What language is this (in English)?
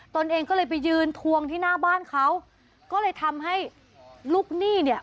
Thai